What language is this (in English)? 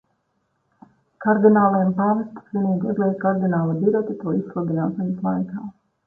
Latvian